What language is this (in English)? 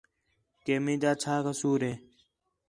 Khetrani